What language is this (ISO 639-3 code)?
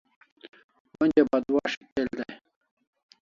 kls